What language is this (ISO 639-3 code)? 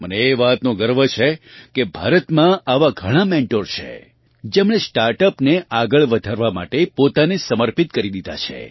guj